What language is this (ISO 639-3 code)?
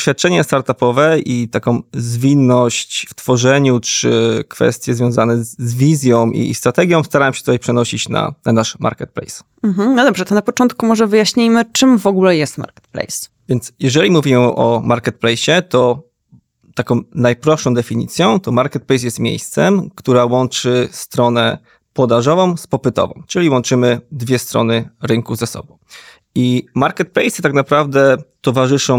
pol